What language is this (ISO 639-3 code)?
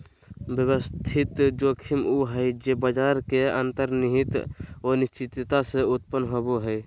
mag